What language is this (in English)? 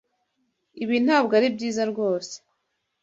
Kinyarwanda